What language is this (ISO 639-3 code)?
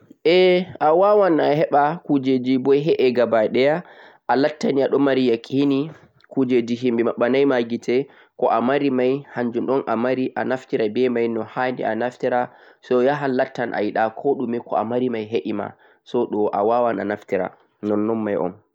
fuq